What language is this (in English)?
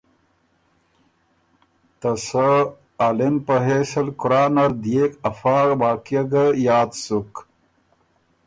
Ormuri